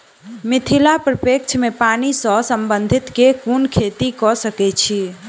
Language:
Maithili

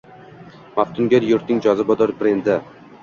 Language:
Uzbek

